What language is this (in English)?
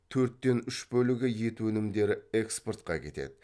Kazakh